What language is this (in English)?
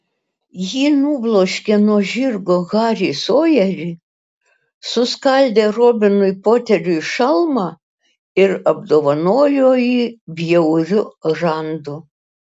Lithuanian